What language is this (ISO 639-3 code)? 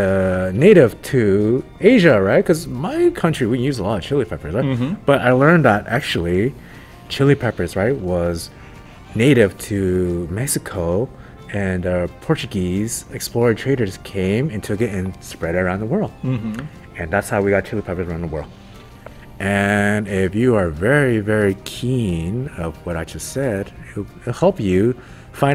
eng